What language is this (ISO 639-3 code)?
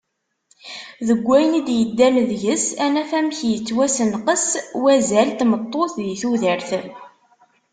kab